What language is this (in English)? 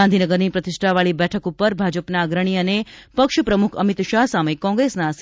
Gujarati